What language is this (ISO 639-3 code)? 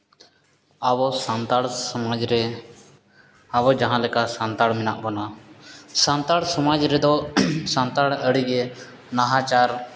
sat